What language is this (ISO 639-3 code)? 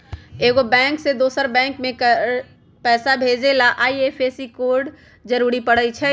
mag